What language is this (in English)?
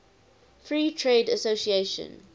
English